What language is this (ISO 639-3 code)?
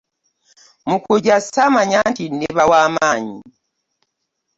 lug